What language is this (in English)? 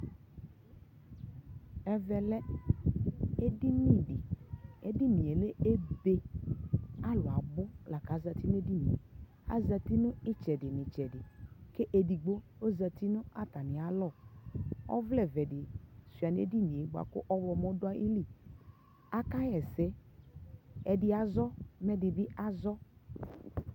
Ikposo